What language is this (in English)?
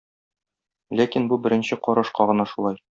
Tatar